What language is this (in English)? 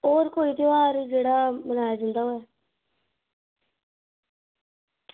Dogri